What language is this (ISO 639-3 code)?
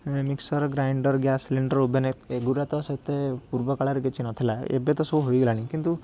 ori